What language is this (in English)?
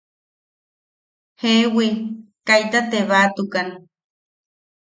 Yaqui